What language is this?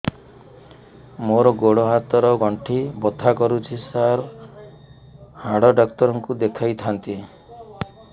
Odia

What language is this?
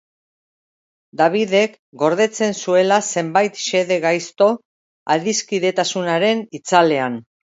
Basque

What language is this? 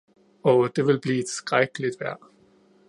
Danish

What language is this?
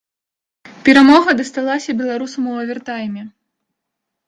Belarusian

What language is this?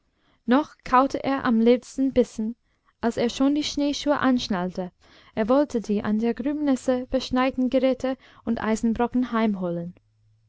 German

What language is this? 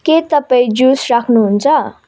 Nepali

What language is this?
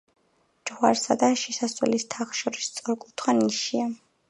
Georgian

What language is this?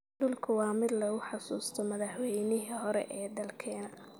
Somali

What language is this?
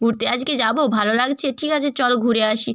Bangla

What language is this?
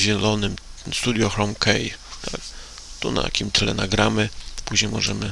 Polish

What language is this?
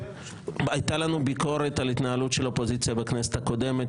Hebrew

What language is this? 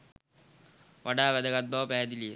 Sinhala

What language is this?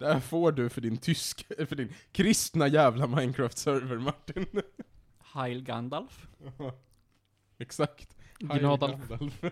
Swedish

